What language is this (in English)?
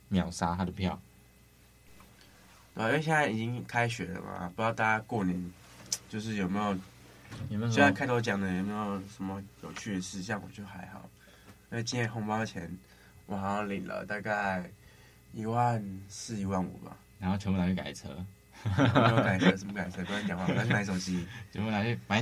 Chinese